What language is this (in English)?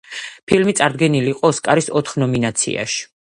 Georgian